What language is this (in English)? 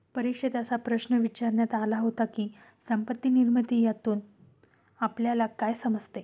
Marathi